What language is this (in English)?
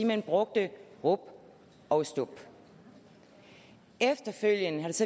Danish